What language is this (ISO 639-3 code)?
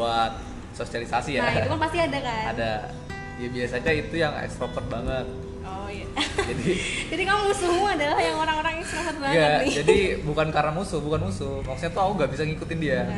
ind